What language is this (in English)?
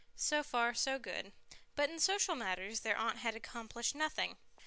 English